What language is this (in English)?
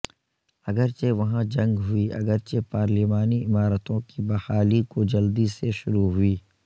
Urdu